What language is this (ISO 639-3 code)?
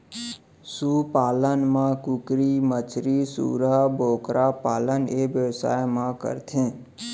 hne